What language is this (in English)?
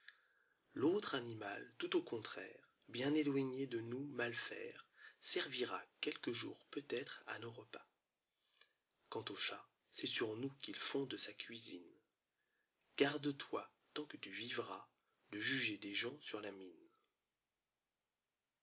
French